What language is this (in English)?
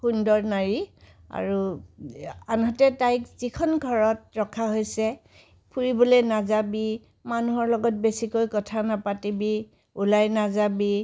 Assamese